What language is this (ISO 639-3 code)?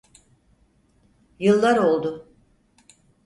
tur